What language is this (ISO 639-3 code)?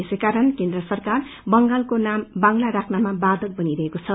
nep